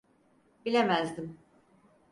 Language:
Turkish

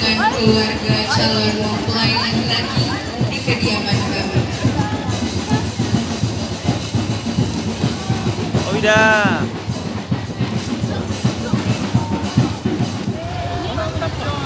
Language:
Indonesian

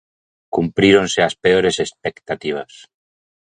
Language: Galician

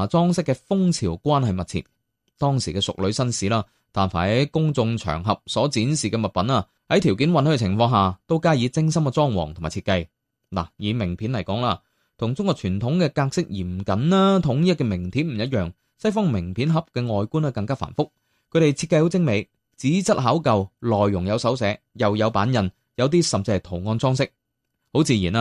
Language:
Chinese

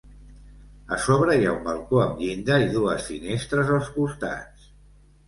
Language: Catalan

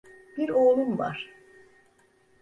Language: Turkish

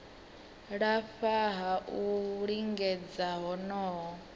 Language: Venda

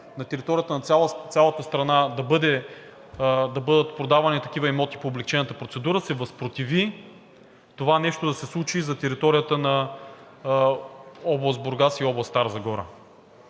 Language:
Bulgarian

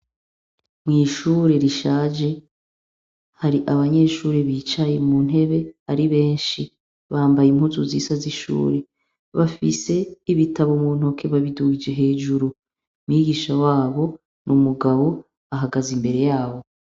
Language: Rundi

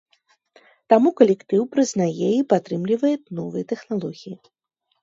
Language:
Belarusian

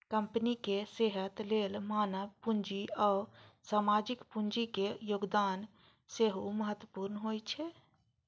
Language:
Maithili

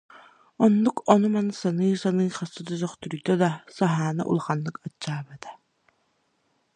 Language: Yakut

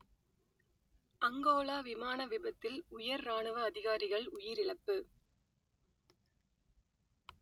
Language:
Tamil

